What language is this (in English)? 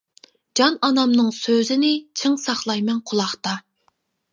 Uyghur